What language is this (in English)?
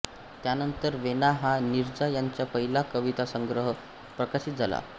Marathi